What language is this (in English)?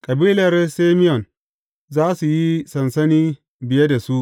Hausa